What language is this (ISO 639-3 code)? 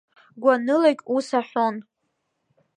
abk